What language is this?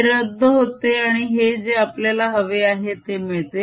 Marathi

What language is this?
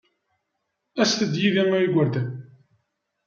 Kabyle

